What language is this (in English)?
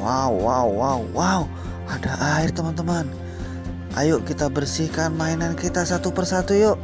Indonesian